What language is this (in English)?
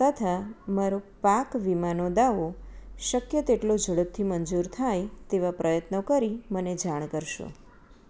Gujarati